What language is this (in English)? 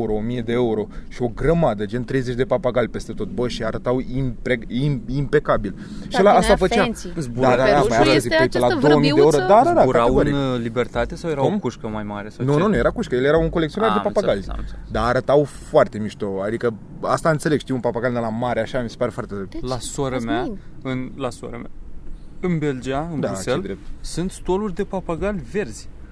Romanian